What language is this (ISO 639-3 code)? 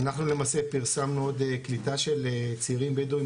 heb